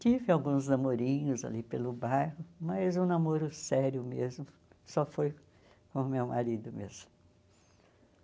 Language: Portuguese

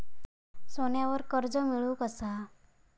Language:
Marathi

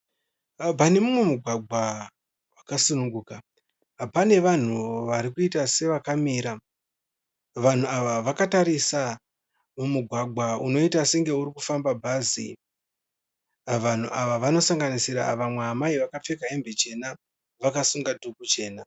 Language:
Shona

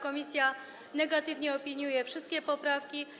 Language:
Polish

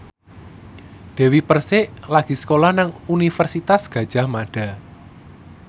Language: Javanese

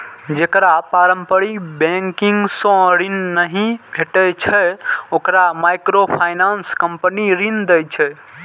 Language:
Maithili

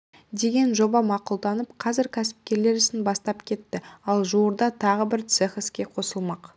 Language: Kazakh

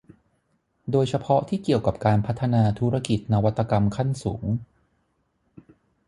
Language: Thai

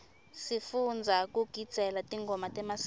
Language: Swati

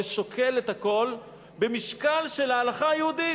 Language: Hebrew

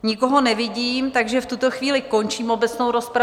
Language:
Czech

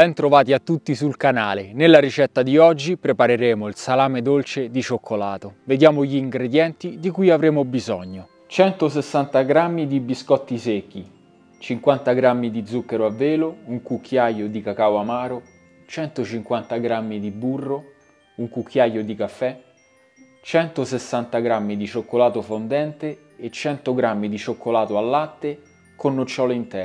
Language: Italian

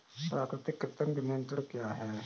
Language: Hindi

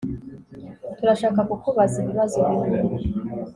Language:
Kinyarwanda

